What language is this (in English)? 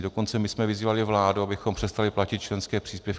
Czech